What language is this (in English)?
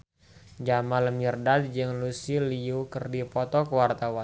Sundanese